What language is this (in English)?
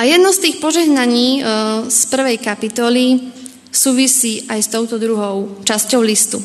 Slovak